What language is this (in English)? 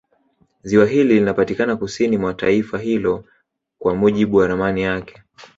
Swahili